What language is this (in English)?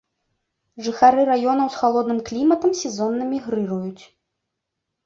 Belarusian